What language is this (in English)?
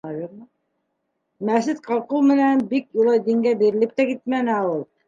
Bashkir